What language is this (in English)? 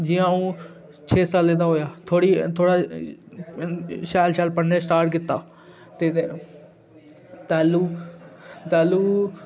Dogri